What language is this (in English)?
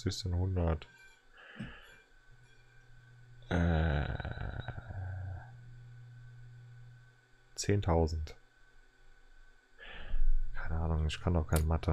German